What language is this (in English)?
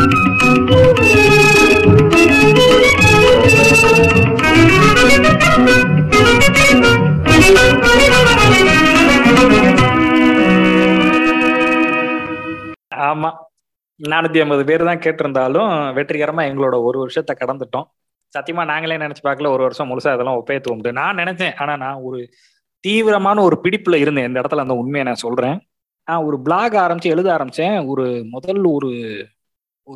Tamil